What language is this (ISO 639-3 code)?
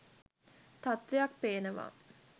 sin